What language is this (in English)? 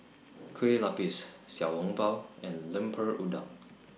English